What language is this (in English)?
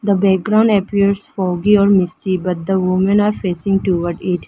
English